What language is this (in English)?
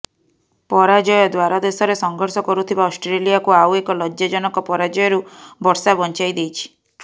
Odia